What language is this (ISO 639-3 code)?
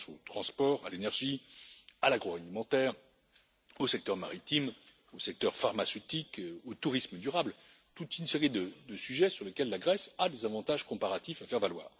fra